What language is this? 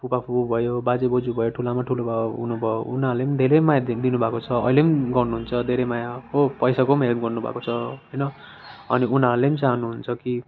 Nepali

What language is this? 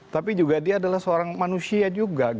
Indonesian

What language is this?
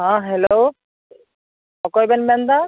Santali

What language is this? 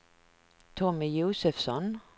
Swedish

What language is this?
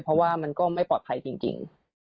Thai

